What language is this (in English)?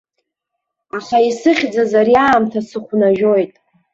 Abkhazian